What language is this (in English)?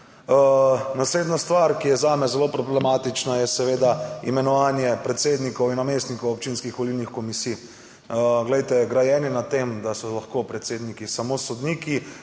Slovenian